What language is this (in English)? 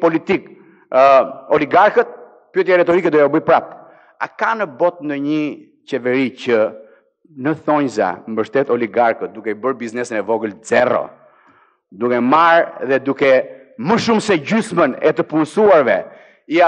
Romanian